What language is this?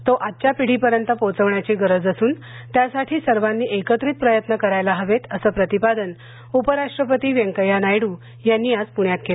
Marathi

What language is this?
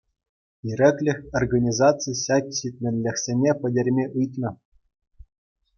Chuvash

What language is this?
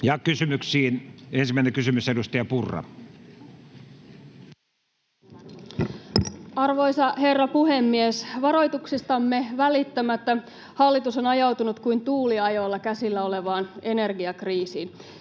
Finnish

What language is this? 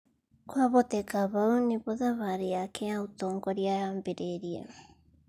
Kikuyu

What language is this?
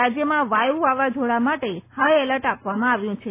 Gujarati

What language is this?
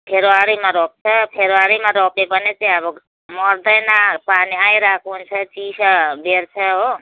Nepali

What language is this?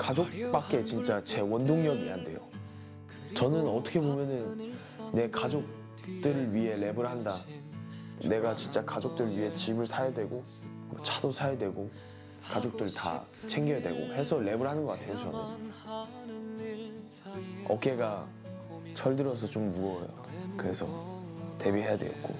Korean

